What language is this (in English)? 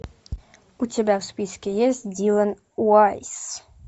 Russian